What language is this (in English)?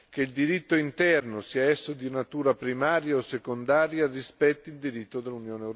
Italian